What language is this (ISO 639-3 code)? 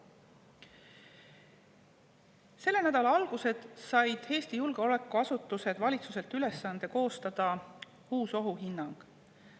est